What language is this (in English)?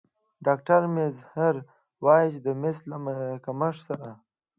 Pashto